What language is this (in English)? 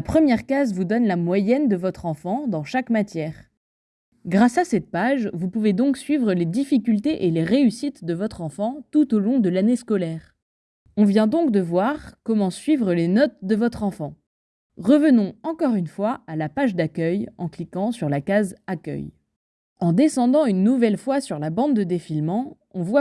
French